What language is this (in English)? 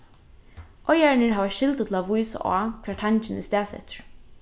Faroese